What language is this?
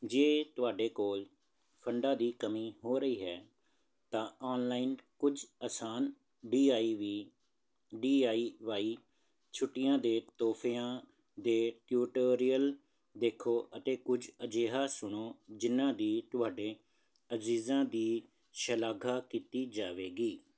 Punjabi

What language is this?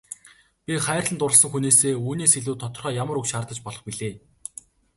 Mongolian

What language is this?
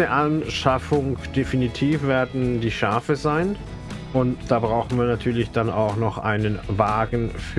German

